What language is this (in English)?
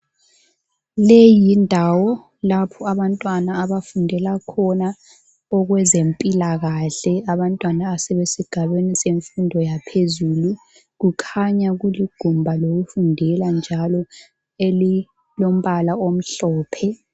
North Ndebele